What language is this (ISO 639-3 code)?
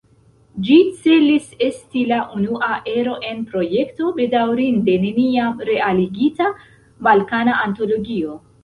epo